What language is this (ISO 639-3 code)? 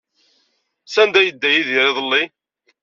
kab